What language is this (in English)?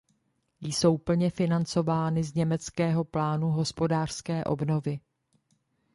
Czech